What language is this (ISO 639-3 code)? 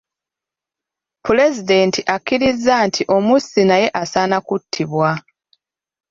lug